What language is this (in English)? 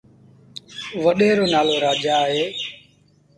Sindhi Bhil